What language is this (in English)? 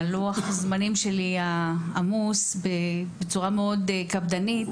Hebrew